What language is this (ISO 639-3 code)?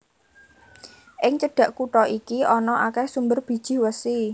jav